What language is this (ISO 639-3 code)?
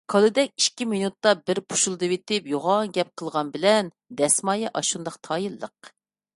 uig